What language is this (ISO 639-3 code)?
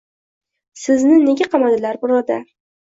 uzb